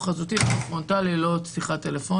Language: Hebrew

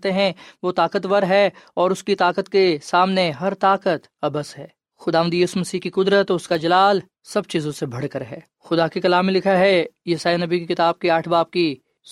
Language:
Urdu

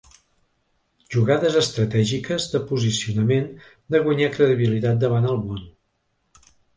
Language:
Catalan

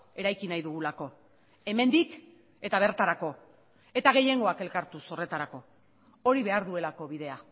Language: Basque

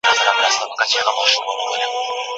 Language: Pashto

